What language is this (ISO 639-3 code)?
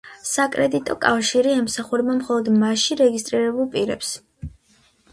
kat